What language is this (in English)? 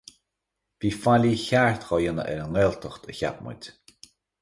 Irish